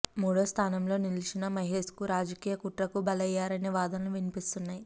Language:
Telugu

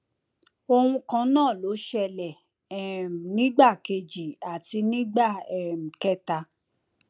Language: Yoruba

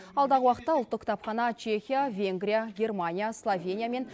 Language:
Kazakh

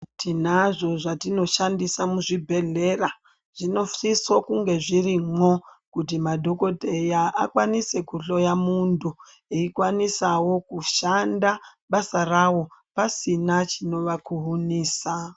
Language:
Ndau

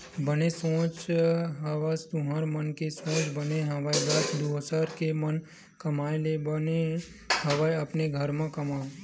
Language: Chhattisgarhi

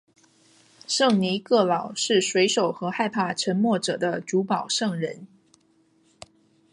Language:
Chinese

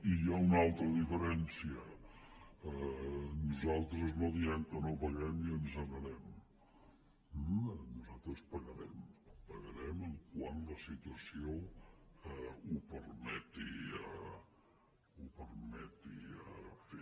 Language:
Catalan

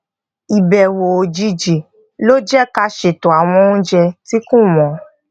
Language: Yoruba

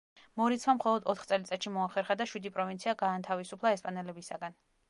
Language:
Georgian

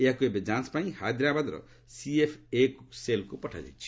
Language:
Odia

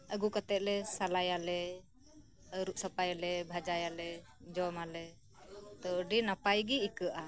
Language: Santali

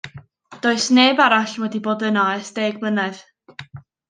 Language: Welsh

